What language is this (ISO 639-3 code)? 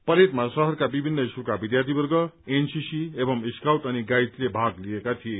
nep